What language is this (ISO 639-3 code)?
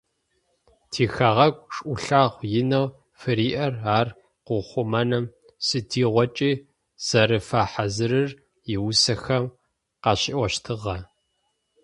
ady